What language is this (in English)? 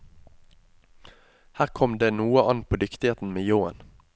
Norwegian